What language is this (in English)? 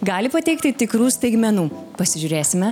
Lithuanian